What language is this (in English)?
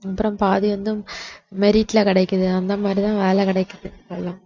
Tamil